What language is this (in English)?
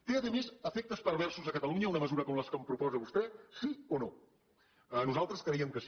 Catalan